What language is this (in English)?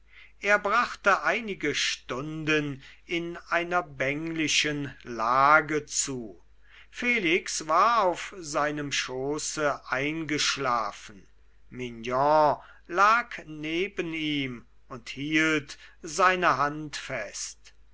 German